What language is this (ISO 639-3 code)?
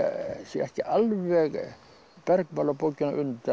isl